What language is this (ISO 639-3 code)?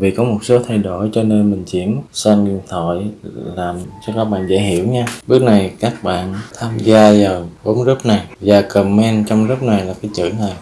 vie